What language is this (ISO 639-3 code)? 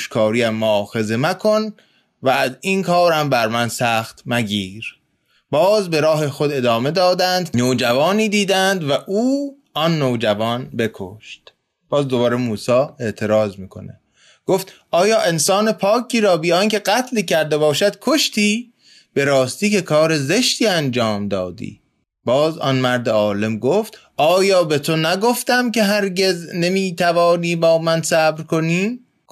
fas